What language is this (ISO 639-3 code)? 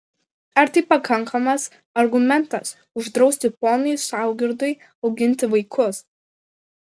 lit